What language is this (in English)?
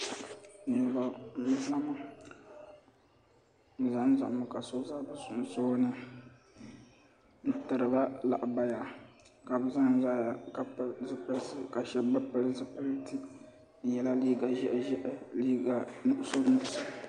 Dagbani